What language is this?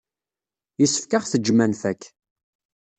Kabyle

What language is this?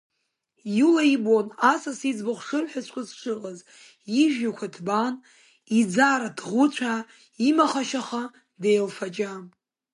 Abkhazian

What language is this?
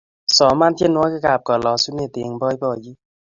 Kalenjin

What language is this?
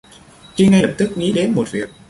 Vietnamese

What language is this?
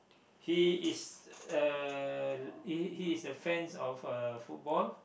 English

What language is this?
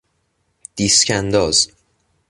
Persian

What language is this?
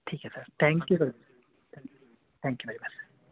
Urdu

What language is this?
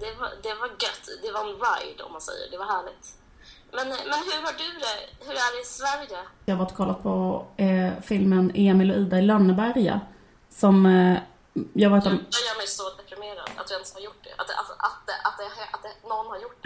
Swedish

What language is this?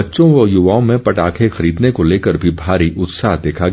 Hindi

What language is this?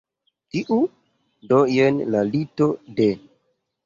Esperanto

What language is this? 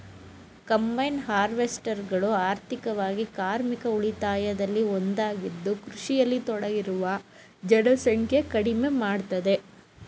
Kannada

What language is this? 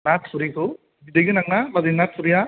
Bodo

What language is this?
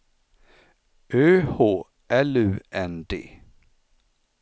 Swedish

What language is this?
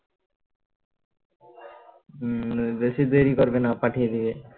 Bangla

